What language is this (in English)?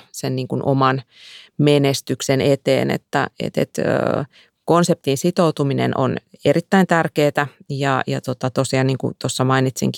Finnish